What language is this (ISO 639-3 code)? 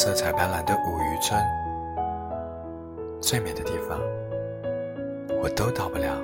zho